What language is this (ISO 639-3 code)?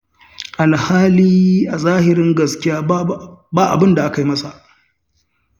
hau